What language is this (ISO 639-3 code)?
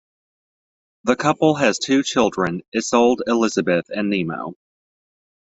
eng